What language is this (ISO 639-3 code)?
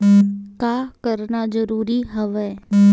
hne